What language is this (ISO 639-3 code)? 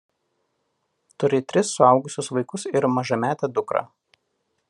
lit